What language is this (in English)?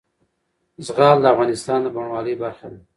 Pashto